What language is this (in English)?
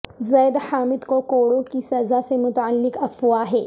Urdu